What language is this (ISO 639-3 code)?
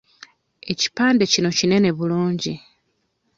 lug